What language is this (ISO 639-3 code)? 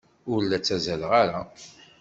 kab